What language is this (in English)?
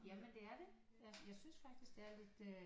Danish